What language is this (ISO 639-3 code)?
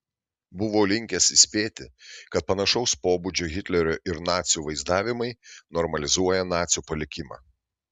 lit